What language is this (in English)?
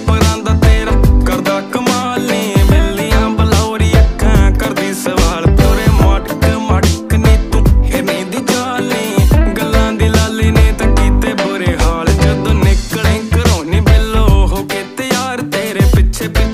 Romanian